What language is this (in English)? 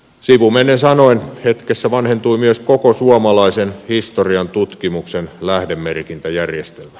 Finnish